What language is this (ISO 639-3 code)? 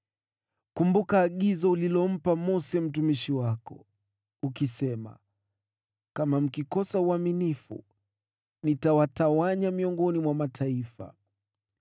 swa